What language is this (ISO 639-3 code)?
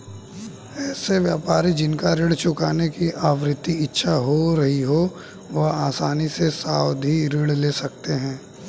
hin